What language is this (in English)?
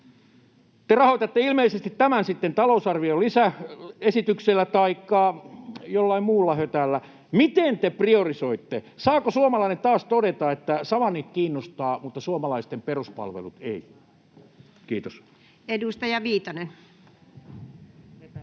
Finnish